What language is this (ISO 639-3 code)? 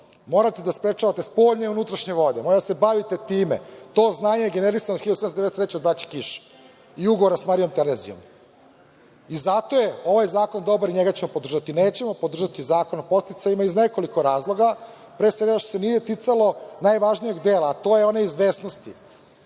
srp